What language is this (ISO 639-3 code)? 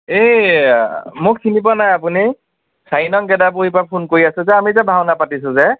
asm